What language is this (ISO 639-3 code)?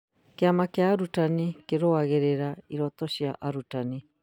kik